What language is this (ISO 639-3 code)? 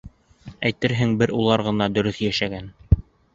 bak